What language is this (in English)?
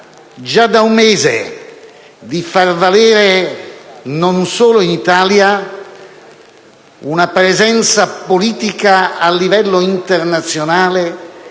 Italian